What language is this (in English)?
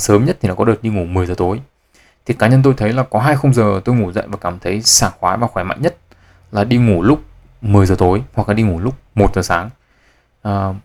Vietnamese